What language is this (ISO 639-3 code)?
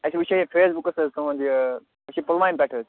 kas